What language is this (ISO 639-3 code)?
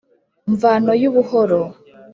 kin